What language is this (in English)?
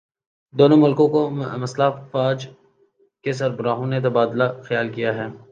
Urdu